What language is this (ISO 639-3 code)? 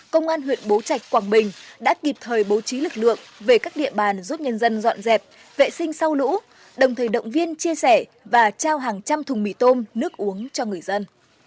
vie